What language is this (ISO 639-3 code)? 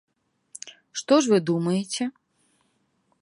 bel